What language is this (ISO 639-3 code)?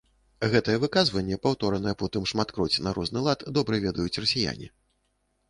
bel